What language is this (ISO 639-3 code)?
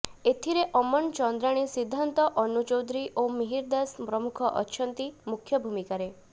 ori